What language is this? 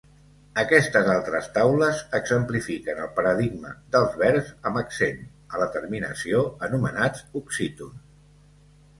Catalan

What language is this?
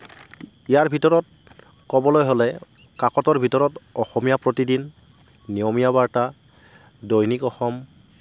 Assamese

